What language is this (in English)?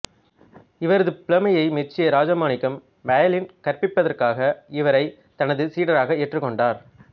Tamil